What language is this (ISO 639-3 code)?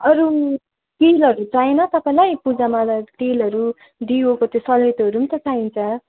nep